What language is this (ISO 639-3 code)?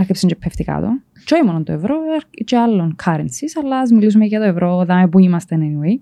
ell